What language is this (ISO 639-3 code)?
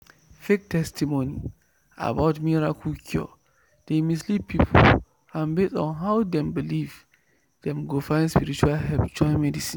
pcm